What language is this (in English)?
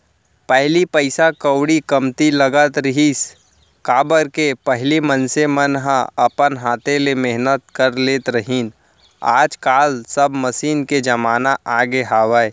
Chhattisgarhi